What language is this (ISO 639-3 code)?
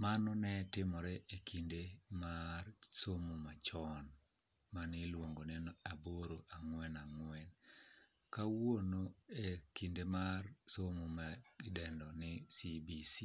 luo